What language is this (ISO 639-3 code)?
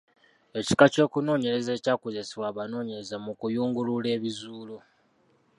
lug